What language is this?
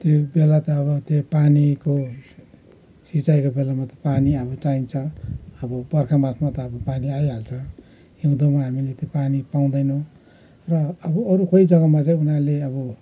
Nepali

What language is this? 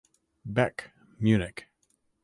English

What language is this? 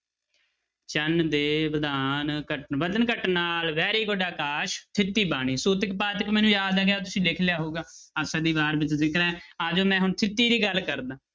Punjabi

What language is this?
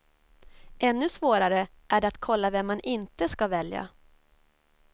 Swedish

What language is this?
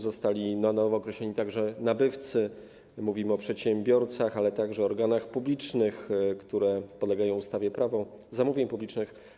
Polish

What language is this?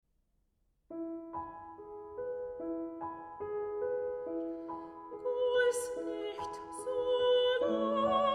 Bulgarian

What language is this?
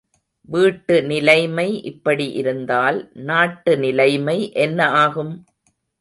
Tamil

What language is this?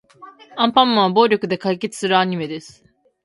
Japanese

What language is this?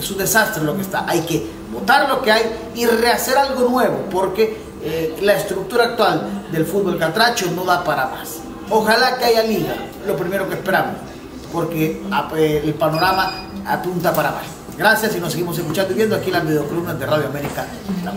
Spanish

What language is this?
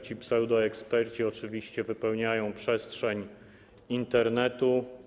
Polish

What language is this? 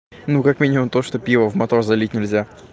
Russian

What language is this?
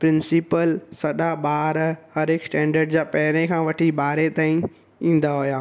Sindhi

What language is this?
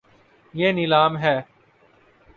Urdu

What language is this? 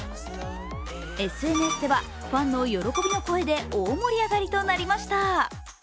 Japanese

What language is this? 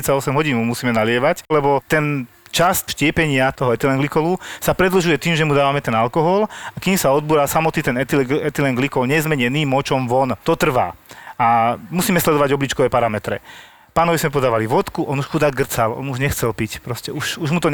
Slovak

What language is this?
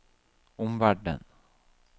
Norwegian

